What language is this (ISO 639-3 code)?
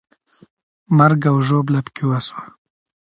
pus